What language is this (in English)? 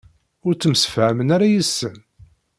Kabyle